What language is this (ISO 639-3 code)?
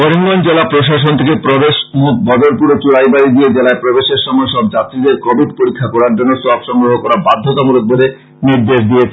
ben